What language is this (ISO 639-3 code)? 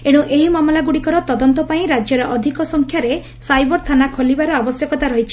ori